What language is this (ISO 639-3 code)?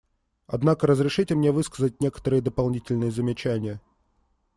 rus